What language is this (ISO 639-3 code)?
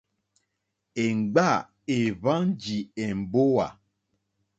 bri